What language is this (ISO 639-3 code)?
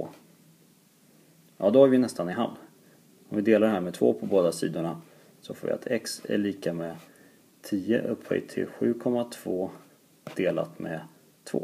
swe